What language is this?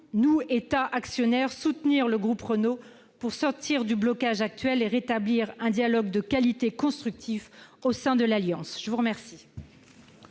French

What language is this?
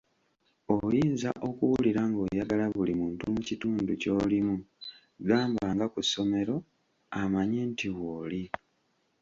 Ganda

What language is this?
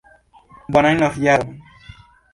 Esperanto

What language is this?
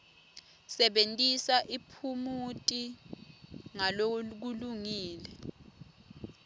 Swati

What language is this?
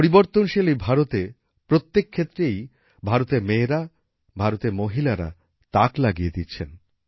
Bangla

